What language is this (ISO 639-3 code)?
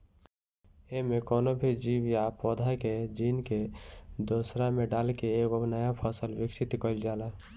bho